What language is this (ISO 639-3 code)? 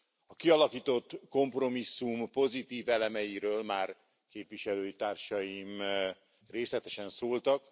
hun